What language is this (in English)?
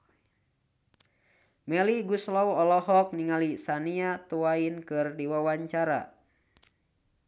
Sundanese